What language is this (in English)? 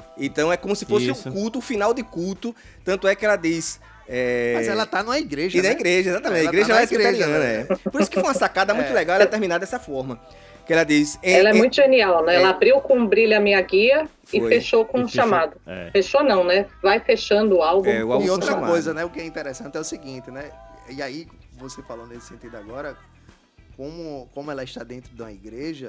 Portuguese